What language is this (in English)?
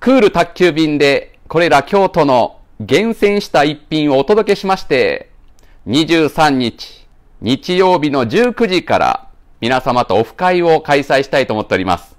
Japanese